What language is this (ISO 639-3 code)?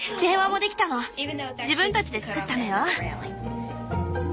jpn